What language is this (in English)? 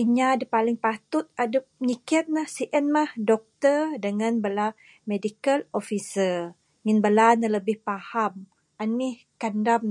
Bukar-Sadung Bidayuh